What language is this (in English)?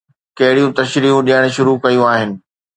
Sindhi